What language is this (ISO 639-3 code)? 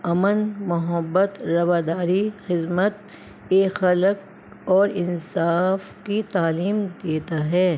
urd